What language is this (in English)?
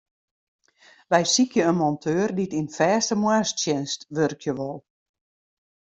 Western Frisian